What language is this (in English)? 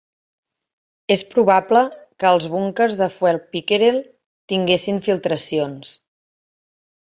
Catalan